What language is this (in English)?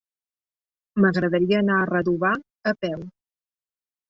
Catalan